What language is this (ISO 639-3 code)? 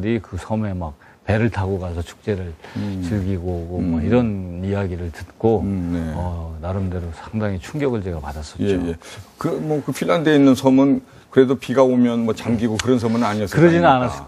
kor